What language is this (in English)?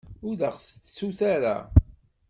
Kabyle